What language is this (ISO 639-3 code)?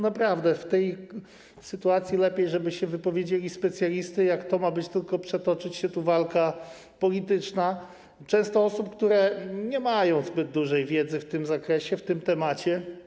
pol